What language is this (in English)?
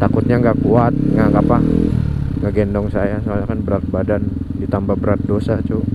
Indonesian